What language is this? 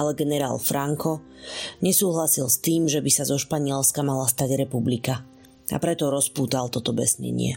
Slovak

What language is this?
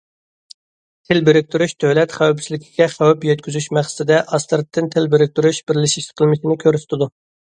Uyghur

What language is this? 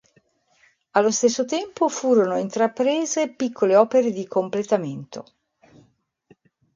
Italian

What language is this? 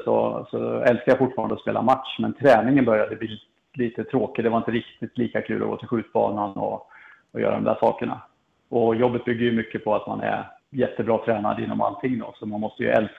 Swedish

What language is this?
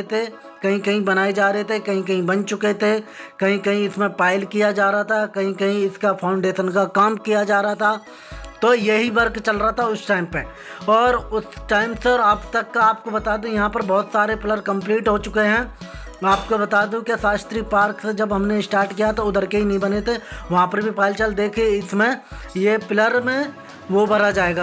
Hindi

